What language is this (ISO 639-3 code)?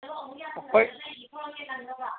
mni